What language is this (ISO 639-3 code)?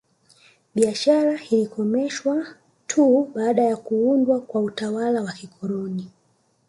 swa